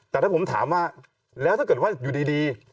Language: Thai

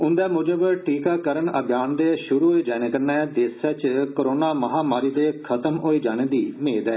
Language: Dogri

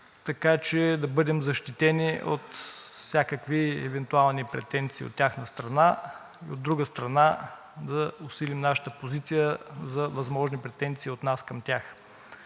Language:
Bulgarian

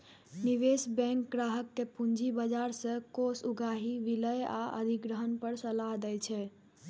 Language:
Maithili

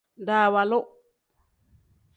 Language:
Tem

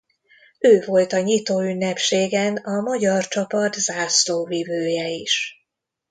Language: Hungarian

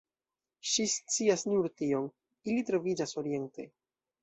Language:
Esperanto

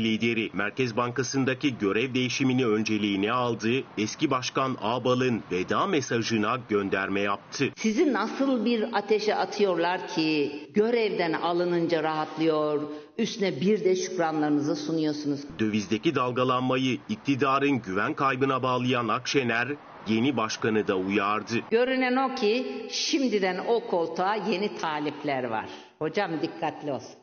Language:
Turkish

